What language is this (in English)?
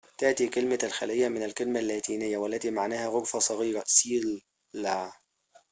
Arabic